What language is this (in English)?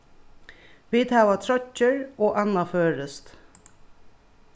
Faroese